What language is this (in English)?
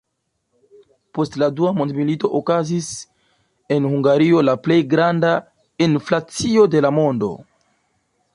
Esperanto